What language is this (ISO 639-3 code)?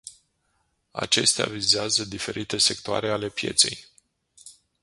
ron